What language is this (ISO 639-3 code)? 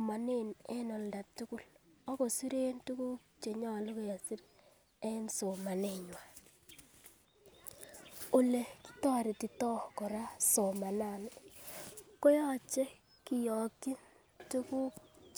kln